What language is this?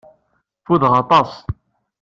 Kabyle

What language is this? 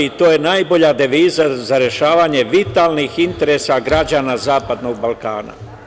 Serbian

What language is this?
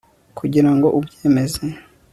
Kinyarwanda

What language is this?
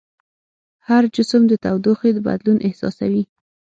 Pashto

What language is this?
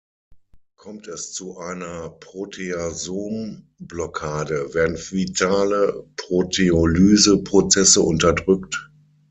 German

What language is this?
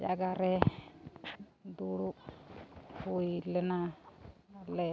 Santali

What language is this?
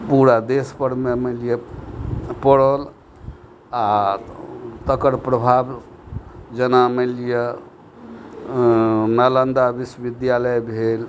Maithili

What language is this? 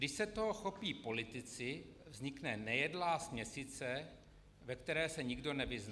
Czech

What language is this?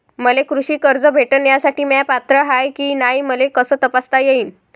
Marathi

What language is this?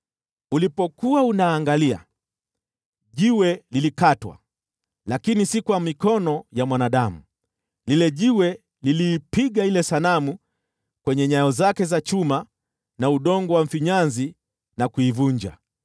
Swahili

